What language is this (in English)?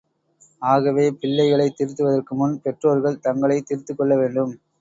Tamil